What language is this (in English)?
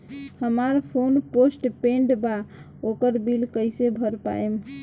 Bhojpuri